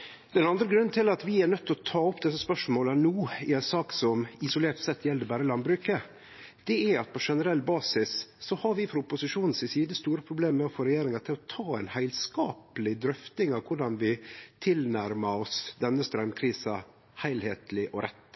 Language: Norwegian Nynorsk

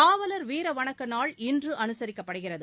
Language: Tamil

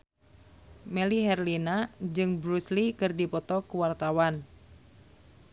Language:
Sundanese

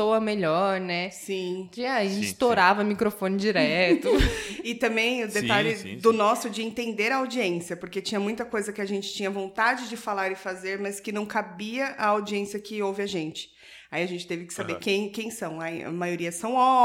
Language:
Portuguese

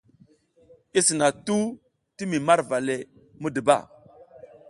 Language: South Giziga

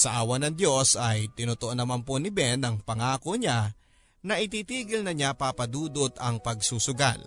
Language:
Filipino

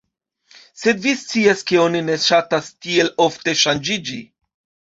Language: Esperanto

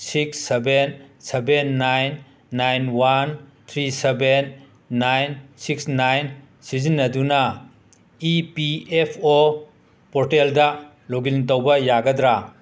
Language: Manipuri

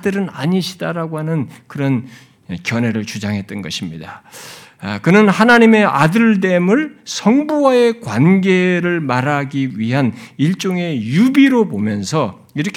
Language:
Korean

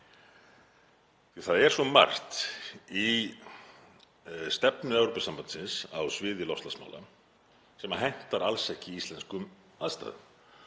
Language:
Icelandic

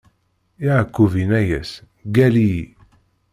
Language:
Kabyle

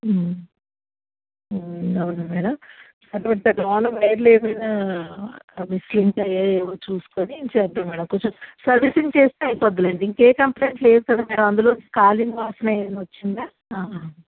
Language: Telugu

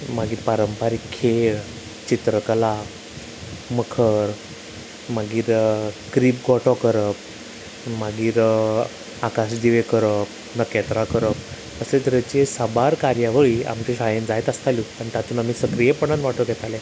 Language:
Konkani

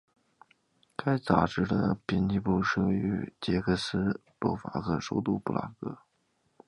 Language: Chinese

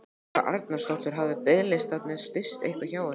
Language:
Icelandic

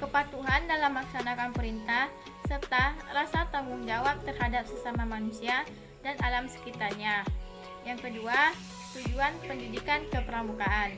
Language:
Indonesian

